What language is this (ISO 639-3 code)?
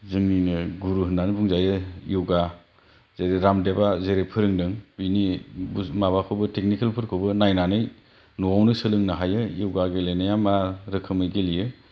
brx